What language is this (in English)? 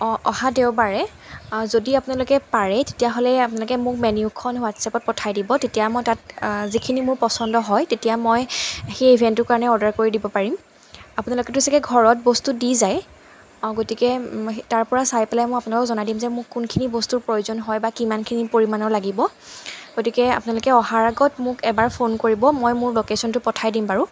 Assamese